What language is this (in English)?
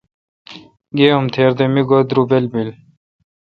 Kalkoti